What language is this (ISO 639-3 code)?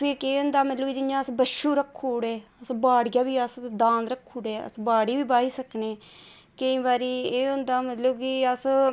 doi